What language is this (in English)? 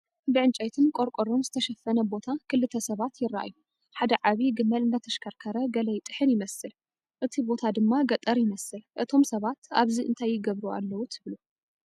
Tigrinya